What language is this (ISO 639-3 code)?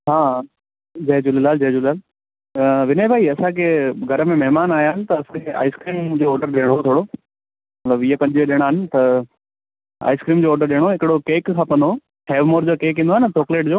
snd